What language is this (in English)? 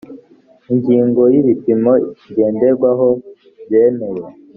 Kinyarwanda